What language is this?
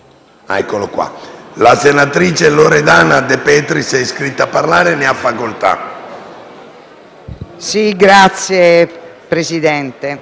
Italian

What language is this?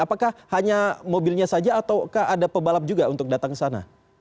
Indonesian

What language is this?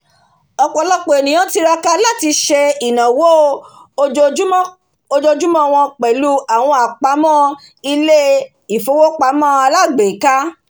Yoruba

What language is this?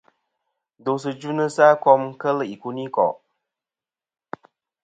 Kom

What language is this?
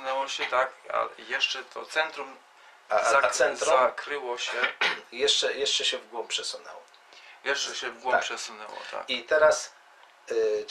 Polish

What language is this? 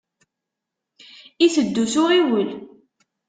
Kabyle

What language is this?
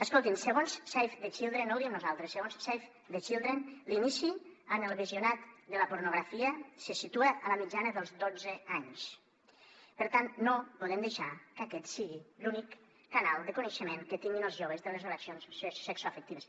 Catalan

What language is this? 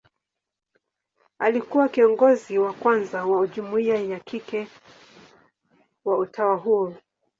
Swahili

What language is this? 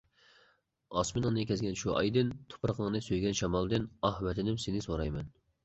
Uyghur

